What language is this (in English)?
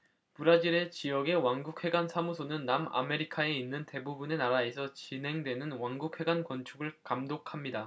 Korean